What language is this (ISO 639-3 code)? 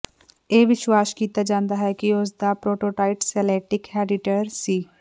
pan